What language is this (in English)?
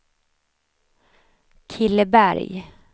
Swedish